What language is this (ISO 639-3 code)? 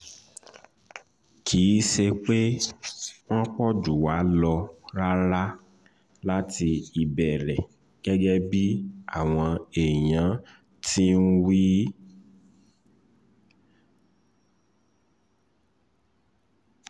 yor